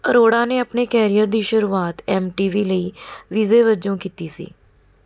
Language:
Punjabi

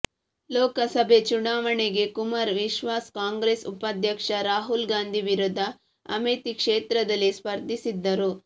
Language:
Kannada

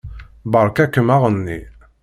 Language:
Kabyle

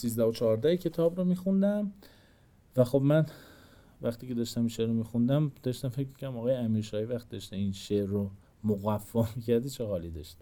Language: Persian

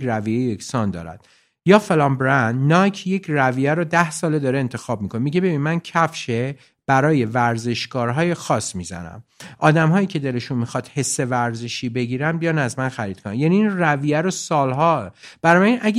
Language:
Persian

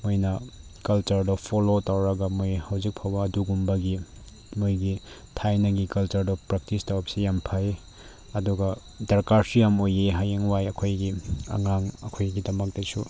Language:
Manipuri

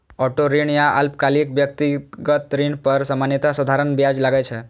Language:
Maithili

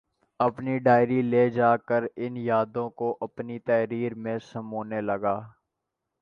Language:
Urdu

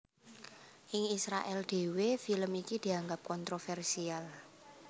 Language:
Javanese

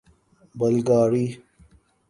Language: Urdu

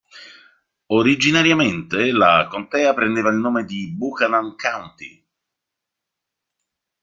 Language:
Italian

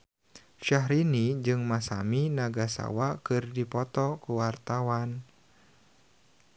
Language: Sundanese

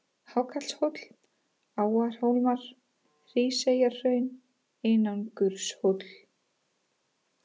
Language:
Icelandic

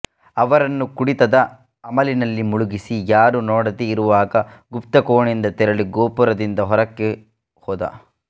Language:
Kannada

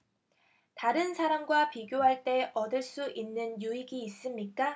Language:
Korean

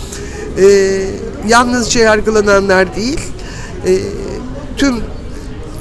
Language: Turkish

